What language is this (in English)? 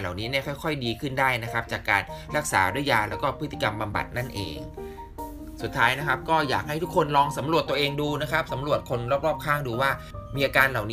Thai